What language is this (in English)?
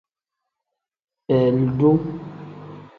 Tem